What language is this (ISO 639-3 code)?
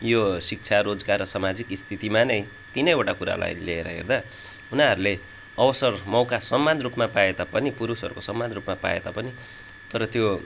nep